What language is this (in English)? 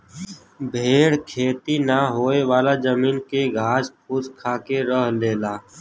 Bhojpuri